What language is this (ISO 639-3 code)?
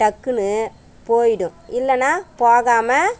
tam